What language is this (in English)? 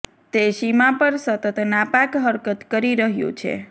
Gujarati